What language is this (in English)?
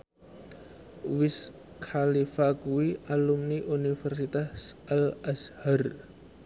Javanese